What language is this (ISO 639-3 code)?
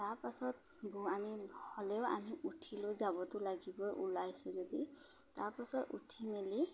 asm